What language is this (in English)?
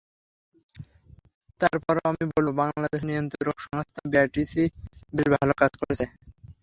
Bangla